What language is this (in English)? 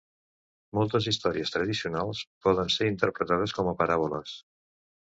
Catalan